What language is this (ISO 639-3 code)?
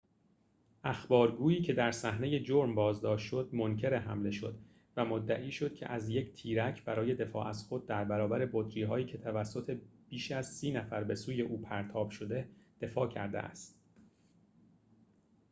fas